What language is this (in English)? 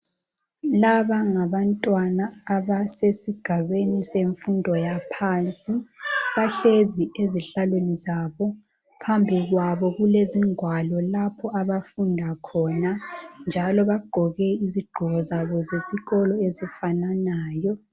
North Ndebele